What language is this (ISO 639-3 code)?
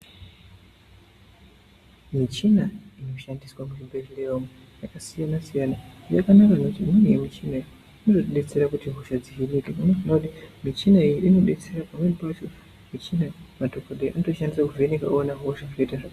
ndc